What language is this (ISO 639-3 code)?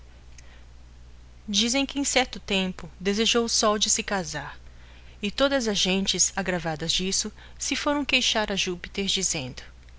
por